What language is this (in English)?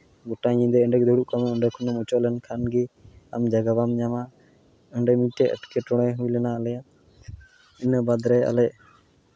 Santali